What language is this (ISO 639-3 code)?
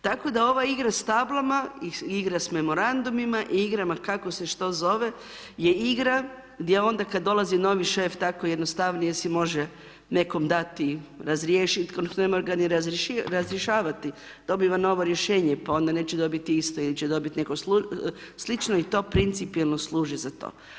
hrv